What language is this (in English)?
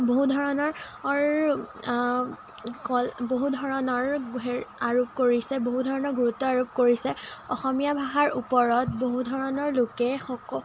Assamese